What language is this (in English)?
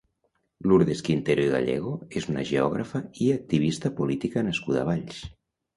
Catalan